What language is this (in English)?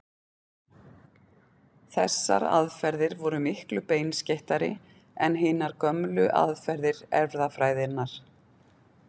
Icelandic